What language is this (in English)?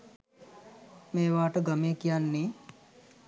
Sinhala